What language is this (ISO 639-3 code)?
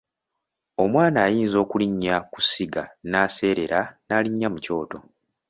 lug